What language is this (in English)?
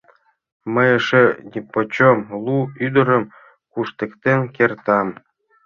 Mari